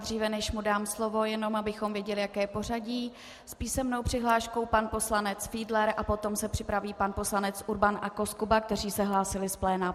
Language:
Czech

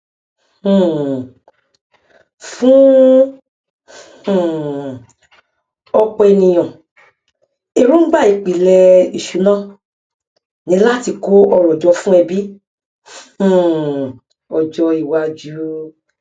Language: Yoruba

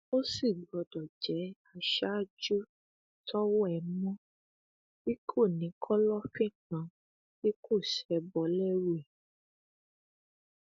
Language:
Yoruba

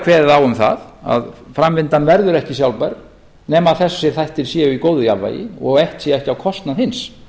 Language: Icelandic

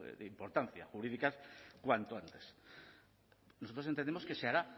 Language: Spanish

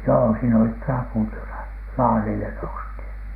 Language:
Finnish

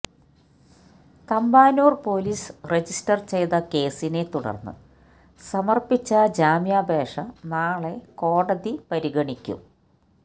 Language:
Malayalam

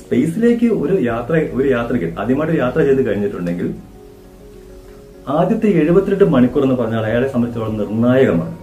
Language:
Malayalam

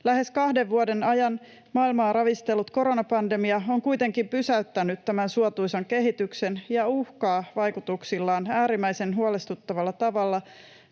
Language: Finnish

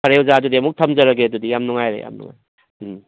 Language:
Manipuri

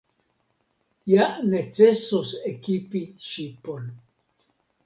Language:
Esperanto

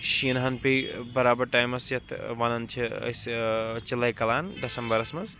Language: Kashmiri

